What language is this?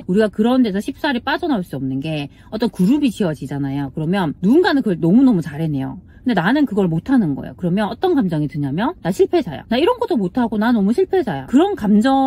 Korean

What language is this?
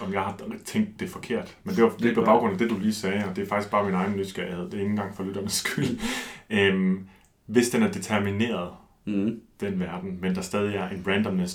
Danish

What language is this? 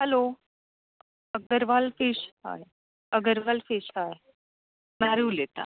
Konkani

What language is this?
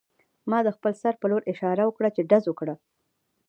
Pashto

